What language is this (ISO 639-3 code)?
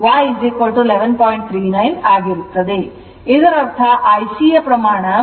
kan